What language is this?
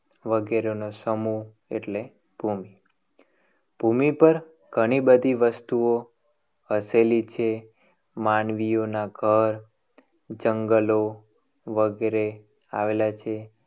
Gujarati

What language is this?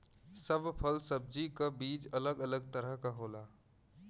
Bhojpuri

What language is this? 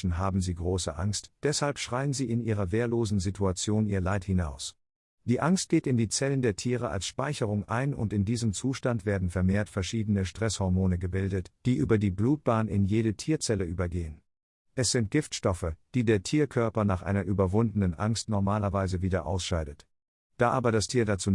German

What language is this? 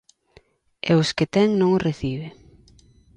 Galician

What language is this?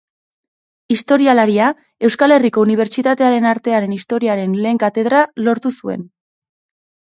Basque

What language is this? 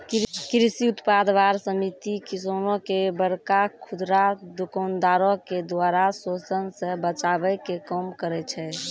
Maithili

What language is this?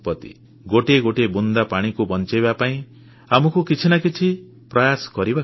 Odia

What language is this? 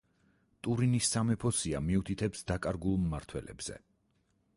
Georgian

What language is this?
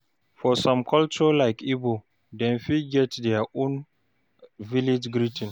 Nigerian Pidgin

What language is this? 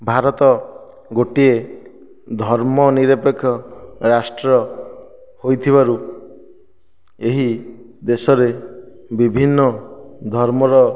Odia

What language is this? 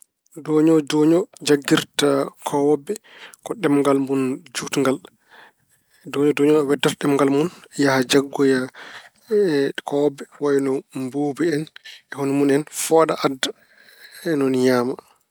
Fula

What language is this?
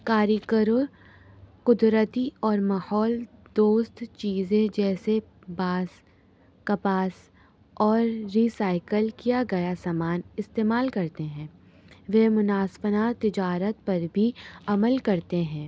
Urdu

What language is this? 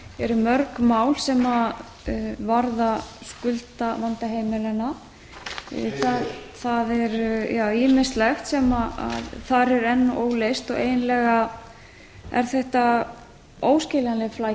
Icelandic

